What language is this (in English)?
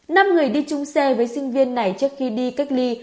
Vietnamese